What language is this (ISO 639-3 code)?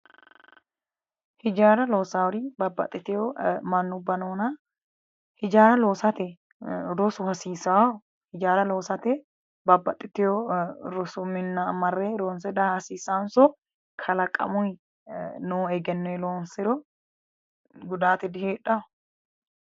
sid